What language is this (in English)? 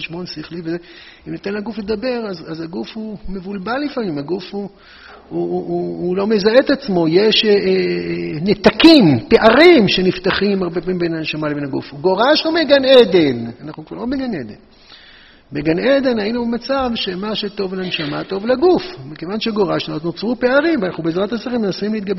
Hebrew